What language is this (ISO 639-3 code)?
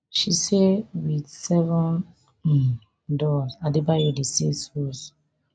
pcm